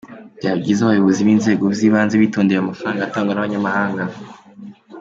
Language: Kinyarwanda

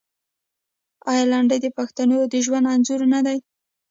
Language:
Pashto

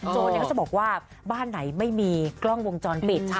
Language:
Thai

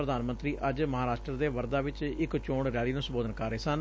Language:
Punjabi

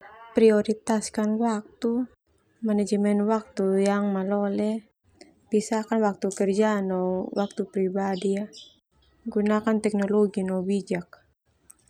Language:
Termanu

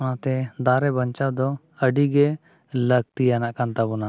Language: Santali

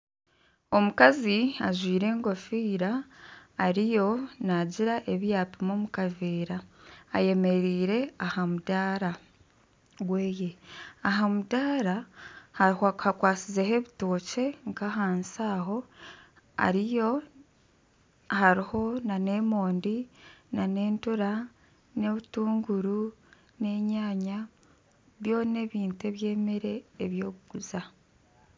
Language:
Nyankole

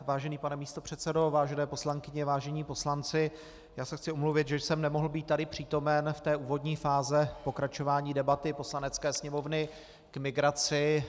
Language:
Czech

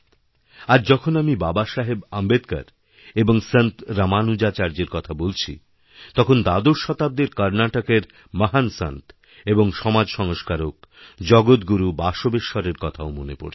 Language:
Bangla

